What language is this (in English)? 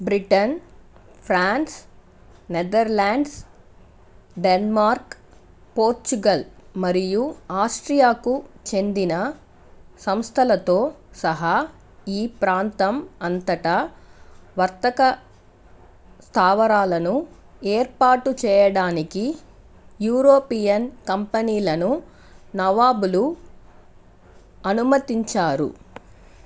Telugu